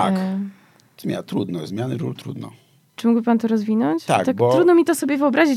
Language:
Polish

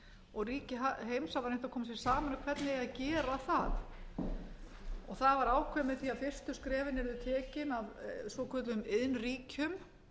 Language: Icelandic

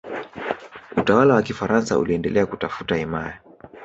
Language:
Swahili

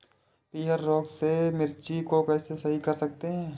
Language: Hindi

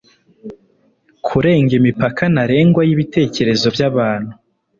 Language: Kinyarwanda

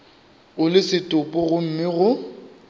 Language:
Northern Sotho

